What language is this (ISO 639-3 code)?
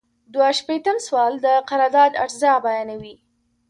pus